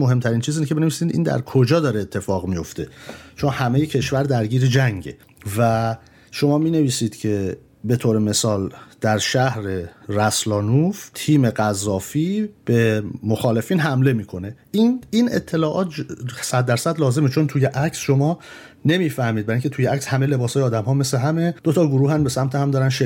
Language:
Persian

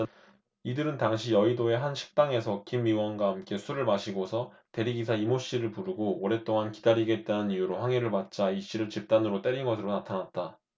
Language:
Korean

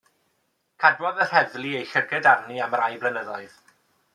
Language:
Welsh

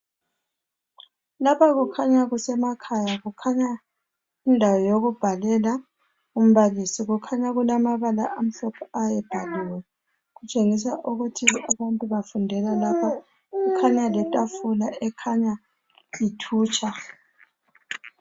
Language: North Ndebele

